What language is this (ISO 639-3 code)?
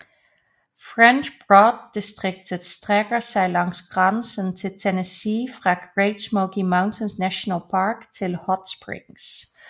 dan